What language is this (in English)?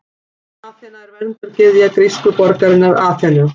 Icelandic